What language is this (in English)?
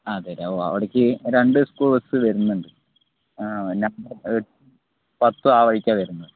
Malayalam